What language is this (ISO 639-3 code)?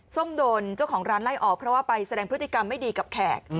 tha